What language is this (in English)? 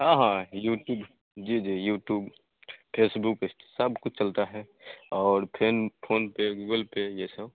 Hindi